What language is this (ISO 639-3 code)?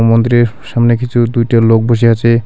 ben